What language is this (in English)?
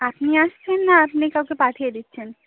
Bangla